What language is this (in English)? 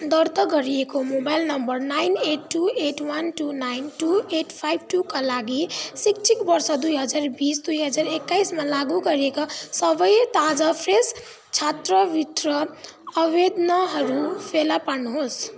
Nepali